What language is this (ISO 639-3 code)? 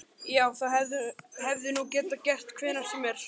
isl